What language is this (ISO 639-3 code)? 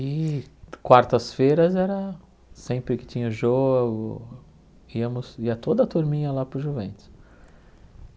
por